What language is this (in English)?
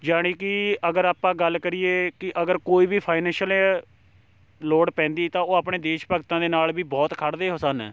Punjabi